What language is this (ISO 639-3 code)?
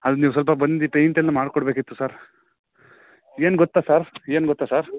kan